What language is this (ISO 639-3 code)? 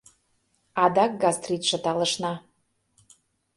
chm